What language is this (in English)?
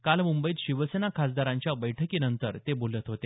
Marathi